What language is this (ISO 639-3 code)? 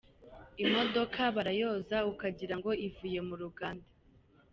kin